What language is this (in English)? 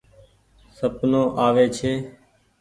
Goaria